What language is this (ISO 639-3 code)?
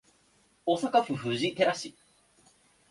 jpn